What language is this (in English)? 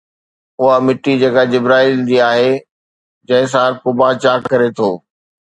Sindhi